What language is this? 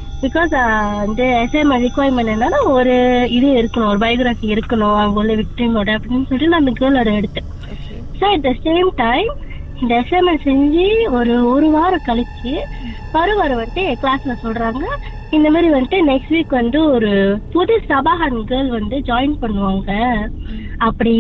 Tamil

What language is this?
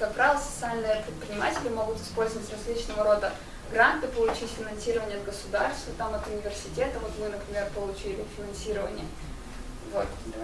Russian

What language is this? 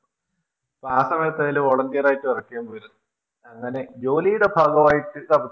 Malayalam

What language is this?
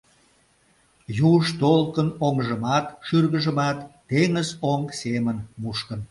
Mari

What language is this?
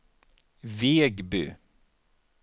Swedish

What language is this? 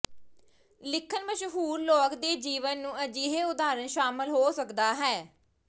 Punjabi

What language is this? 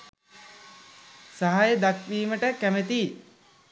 Sinhala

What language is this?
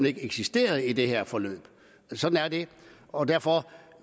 Danish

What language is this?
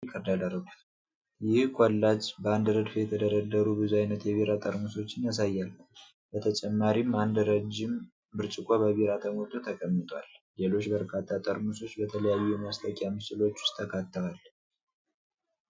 Amharic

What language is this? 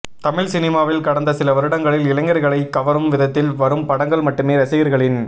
Tamil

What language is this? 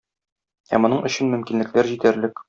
Tatar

